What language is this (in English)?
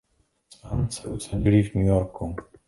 Czech